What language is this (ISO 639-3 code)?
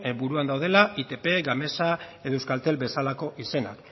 eus